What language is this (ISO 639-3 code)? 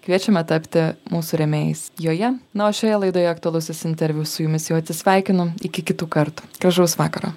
lit